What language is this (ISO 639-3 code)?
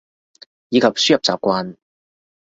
yue